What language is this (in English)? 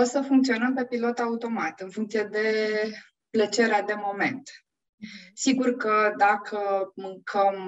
Romanian